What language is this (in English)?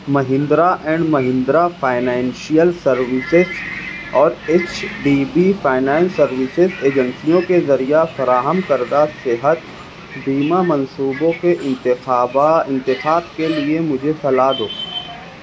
Urdu